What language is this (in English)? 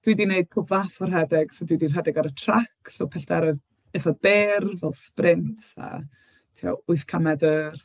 Welsh